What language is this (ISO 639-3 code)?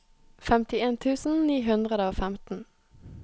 nor